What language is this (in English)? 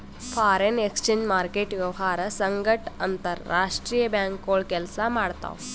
Kannada